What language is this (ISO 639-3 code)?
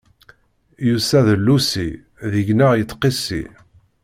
kab